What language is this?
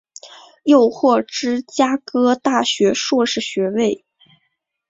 Chinese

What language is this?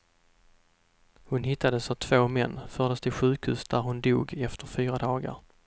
Swedish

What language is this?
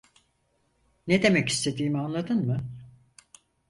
Turkish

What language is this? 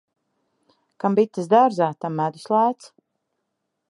Latvian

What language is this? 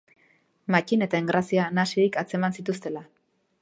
Basque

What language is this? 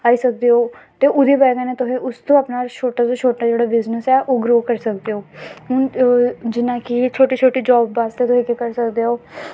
Dogri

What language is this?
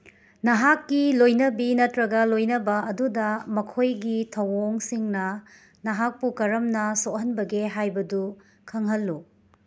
Manipuri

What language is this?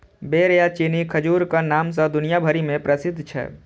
Maithili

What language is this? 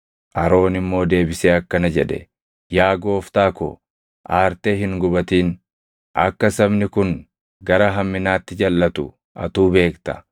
Oromo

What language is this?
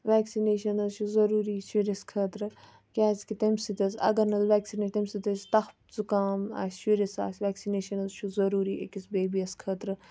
Kashmiri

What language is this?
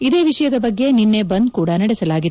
Kannada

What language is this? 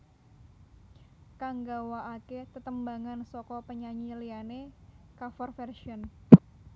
Javanese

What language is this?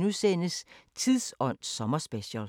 Danish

